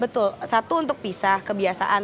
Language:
Indonesian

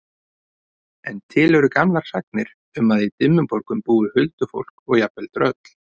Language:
Icelandic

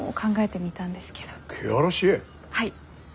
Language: Japanese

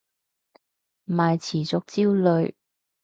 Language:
Cantonese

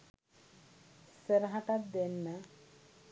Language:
Sinhala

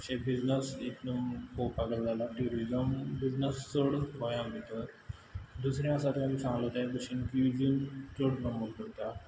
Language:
Konkani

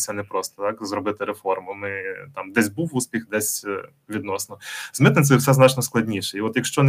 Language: Ukrainian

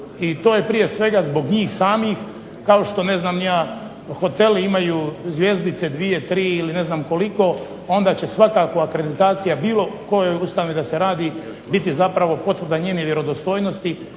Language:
Croatian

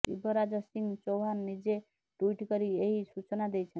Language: Odia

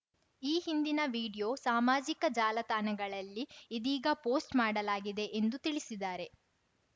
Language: Kannada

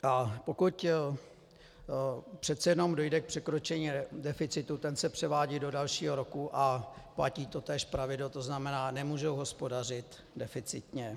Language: Czech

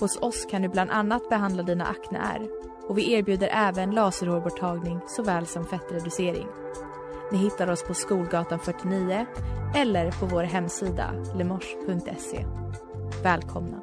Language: Swedish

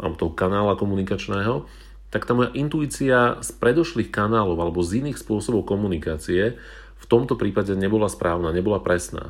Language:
Slovak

